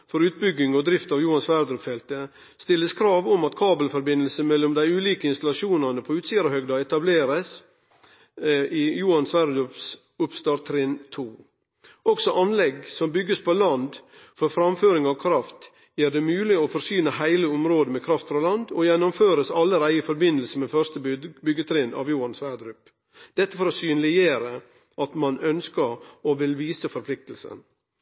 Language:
Norwegian Nynorsk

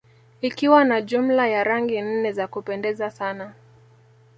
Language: Swahili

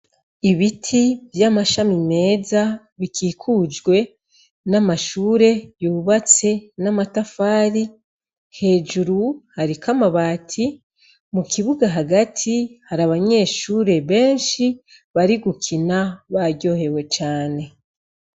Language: Rundi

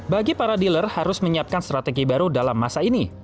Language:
Indonesian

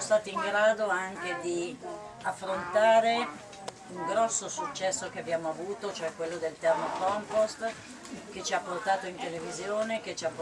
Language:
Italian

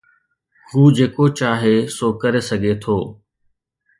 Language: Sindhi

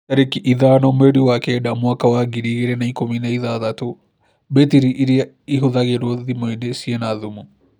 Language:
Kikuyu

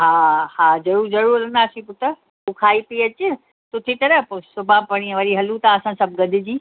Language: Sindhi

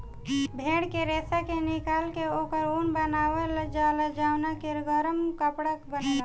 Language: Bhojpuri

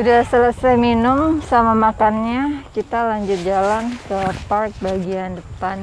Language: Indonesian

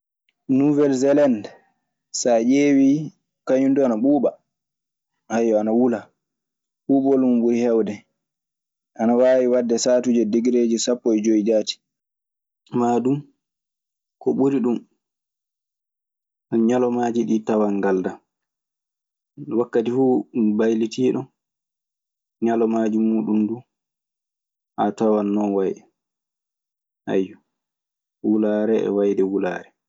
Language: Maasina Fulfulde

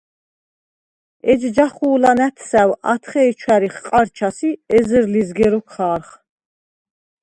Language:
Svan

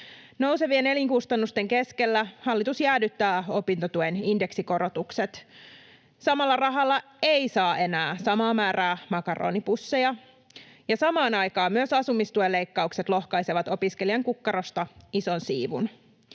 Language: Finnish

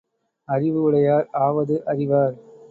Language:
Tamil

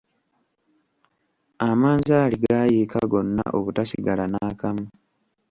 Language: Ganda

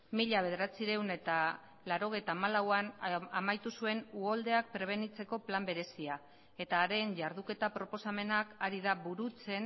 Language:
Basque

